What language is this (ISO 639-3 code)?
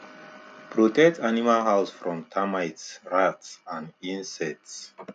pcm